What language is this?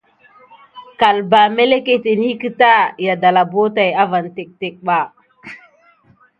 Gidar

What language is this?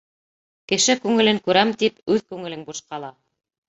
Bashkir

